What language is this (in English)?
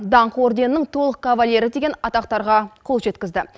Kazakh